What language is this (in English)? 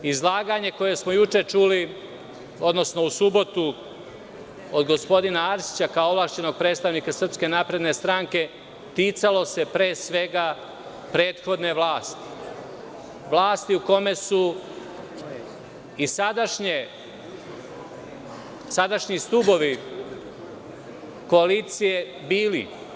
Serbian